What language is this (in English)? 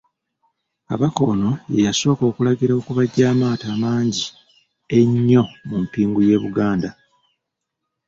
Ganda